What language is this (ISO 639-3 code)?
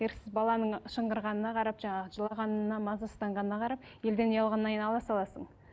kaz